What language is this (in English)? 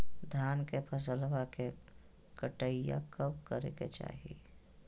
Magahi